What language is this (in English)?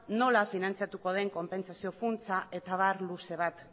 Basque